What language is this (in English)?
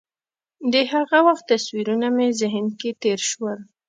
Pashto